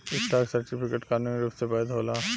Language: Bhojpuri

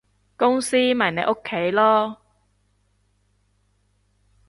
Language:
Cantonese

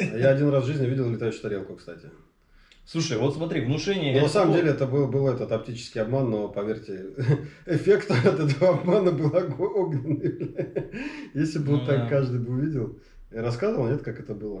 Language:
Russian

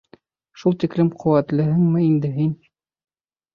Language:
Bashkir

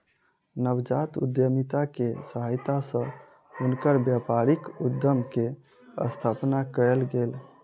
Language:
Maithili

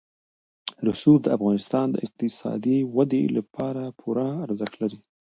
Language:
Pashto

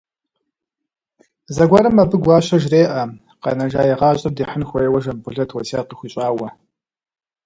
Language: Kabardian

